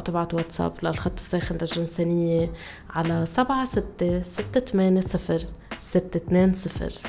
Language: Arabic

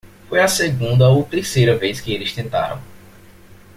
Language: Portuguese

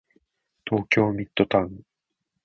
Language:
Japanese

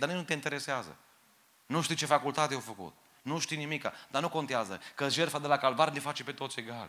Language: Romanian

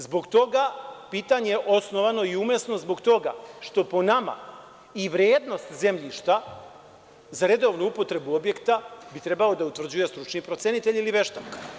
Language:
Serbian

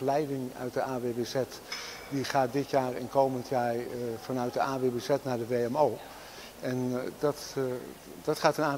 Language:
Dutch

